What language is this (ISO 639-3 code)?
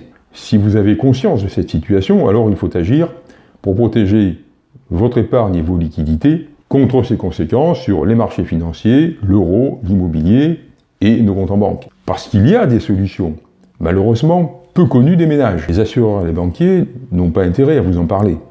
fra